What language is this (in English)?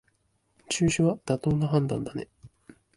Japanese